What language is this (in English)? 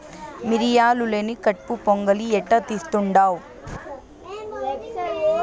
Telugu